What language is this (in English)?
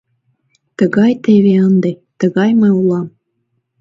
Mari